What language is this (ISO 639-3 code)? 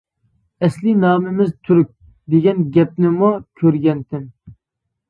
uig